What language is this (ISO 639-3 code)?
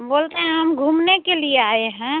hin